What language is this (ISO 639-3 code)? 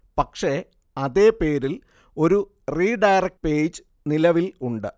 mal